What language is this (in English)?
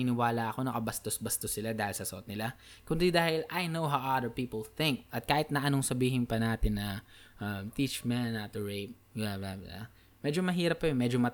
Filipino